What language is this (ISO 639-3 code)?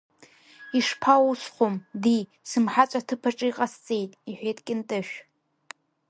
abk